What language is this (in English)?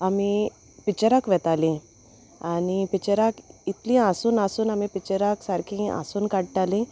Konkani